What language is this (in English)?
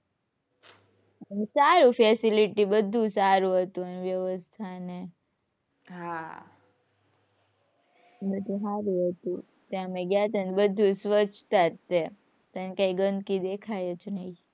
Gujarati